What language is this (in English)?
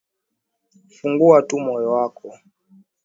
Swahili